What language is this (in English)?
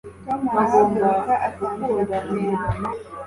Kinyarwanda